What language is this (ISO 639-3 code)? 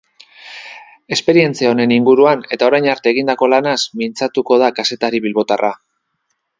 eus